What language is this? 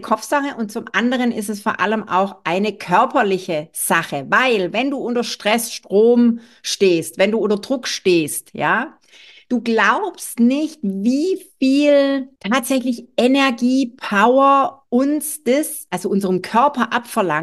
German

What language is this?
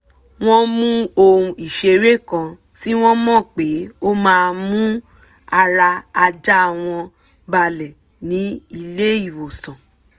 Yoruba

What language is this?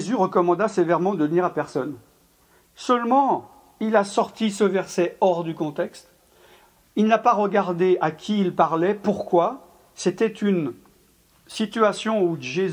French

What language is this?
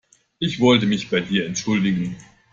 German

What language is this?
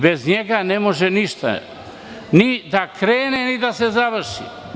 Serbian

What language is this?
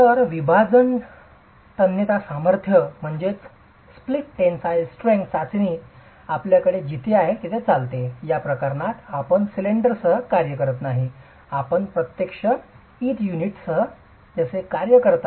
Marathi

